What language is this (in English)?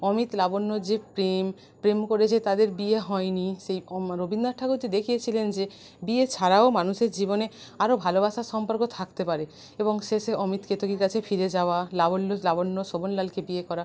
Bangla